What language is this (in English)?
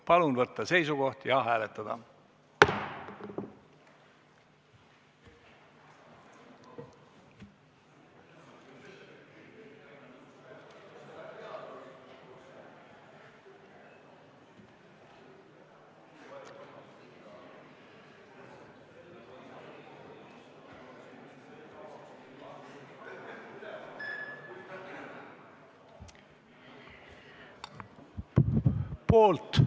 Estonian